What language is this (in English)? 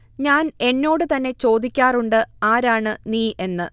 Malayalam